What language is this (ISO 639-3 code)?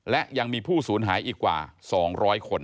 tha